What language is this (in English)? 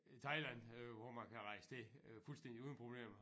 Danish